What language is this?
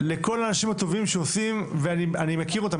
Hebrew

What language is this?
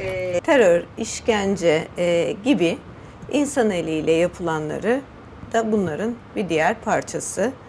Turkish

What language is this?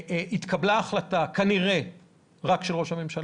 Hebrew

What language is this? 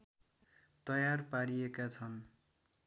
Nepali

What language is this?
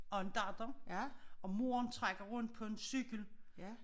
Danish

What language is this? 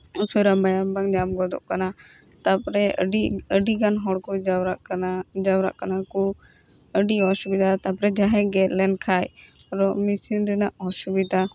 Santali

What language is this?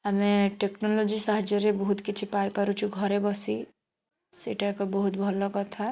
Odia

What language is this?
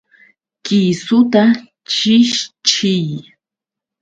Yauyos Quechua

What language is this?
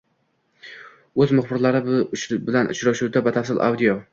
Uzbek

